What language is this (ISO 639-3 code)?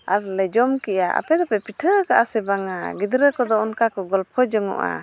sat